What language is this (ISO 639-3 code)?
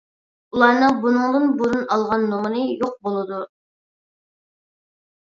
uig